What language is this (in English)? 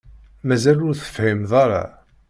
Kabyle